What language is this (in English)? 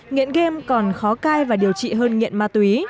Vietnamese